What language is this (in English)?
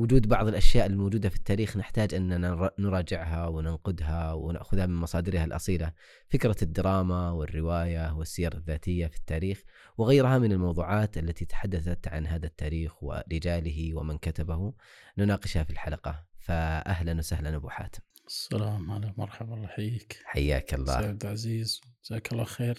Arabic